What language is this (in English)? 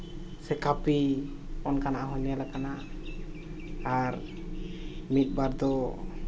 Santali